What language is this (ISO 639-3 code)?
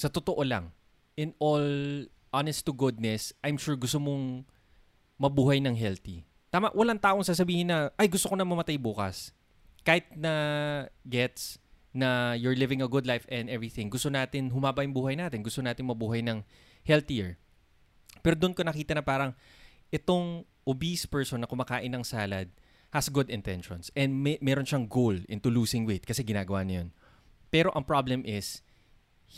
fil